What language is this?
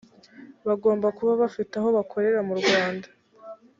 Kinyarwanda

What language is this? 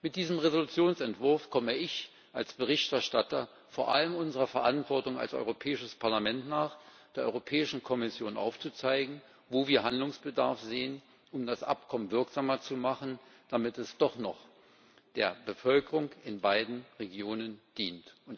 German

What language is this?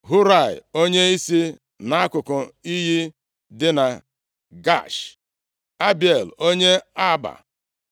Igbo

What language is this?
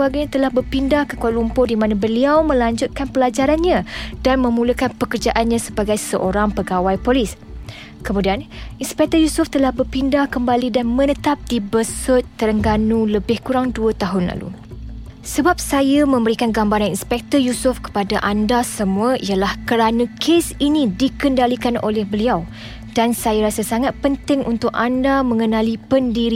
Malay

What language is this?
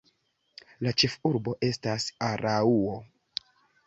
Esperanto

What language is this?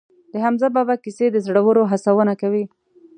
Pashto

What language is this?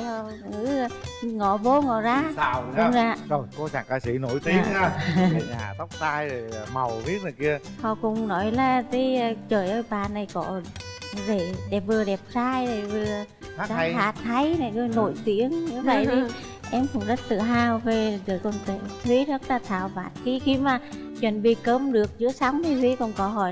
Vietnamese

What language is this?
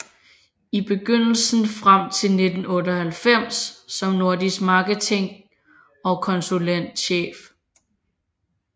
Danish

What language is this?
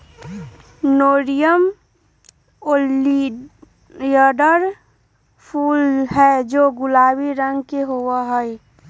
Magahi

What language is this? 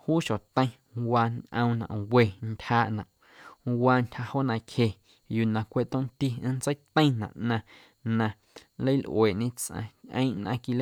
Guerrero Amuzgo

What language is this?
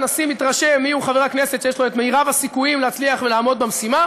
Hebrew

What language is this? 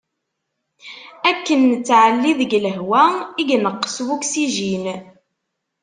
Kabyle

